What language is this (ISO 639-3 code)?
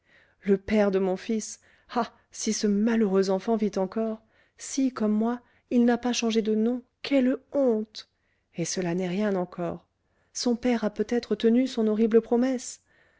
fra